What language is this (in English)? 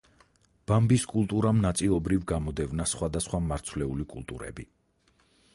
Georgian